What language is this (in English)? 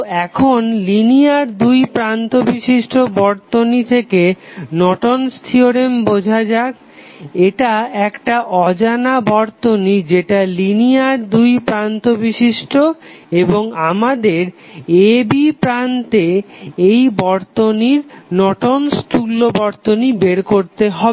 Bangla